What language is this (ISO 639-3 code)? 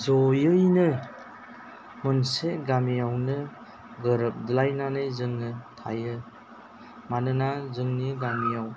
brx